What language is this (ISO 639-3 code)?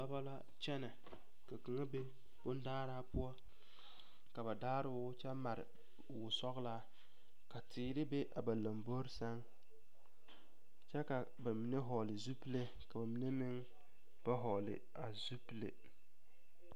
dga